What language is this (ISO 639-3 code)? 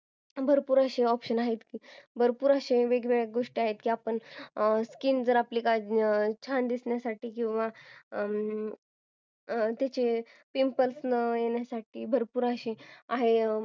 mar